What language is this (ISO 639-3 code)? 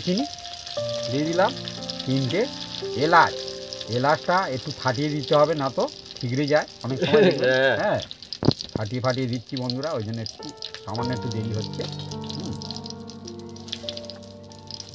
kor